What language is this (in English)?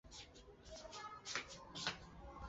Chinese